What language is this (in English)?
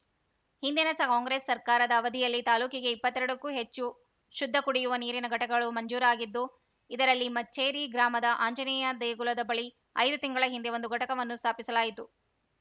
Kannada